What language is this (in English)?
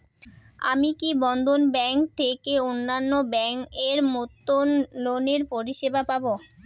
Bangla